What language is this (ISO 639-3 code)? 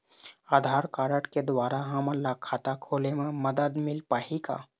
hne